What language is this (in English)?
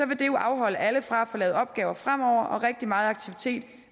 Danish